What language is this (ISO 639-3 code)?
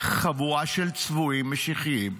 heb